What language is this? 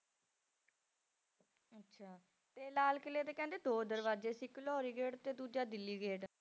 Punjabi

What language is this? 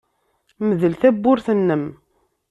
Kabyle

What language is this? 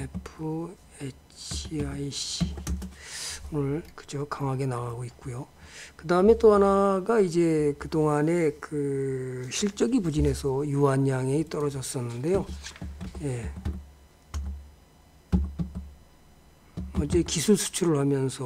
Korean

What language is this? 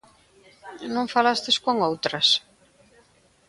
Galician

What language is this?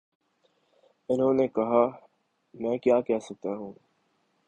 Urdu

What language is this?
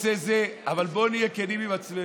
Hebrew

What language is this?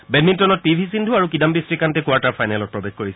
Assamese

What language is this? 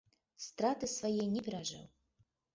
Belarusian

